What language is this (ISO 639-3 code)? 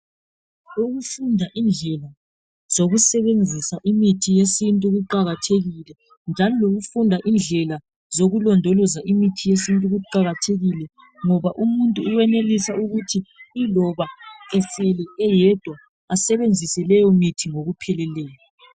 nde